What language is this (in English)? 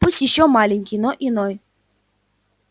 Russian